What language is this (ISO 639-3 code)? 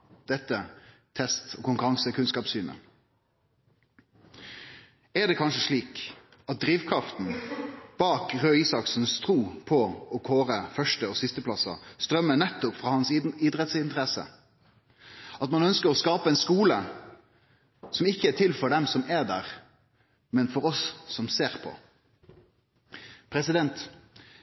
nno